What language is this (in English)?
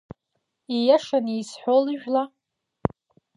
Abkhazian